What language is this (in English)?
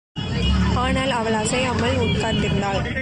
Tamil